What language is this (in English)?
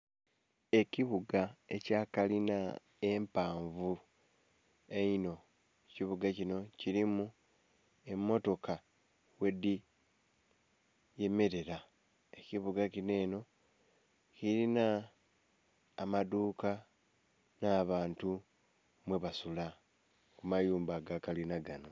Soga